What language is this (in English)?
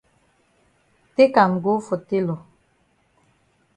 Cameroon Pidgin